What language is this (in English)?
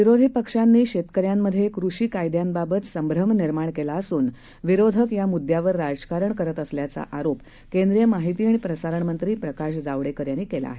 Marathi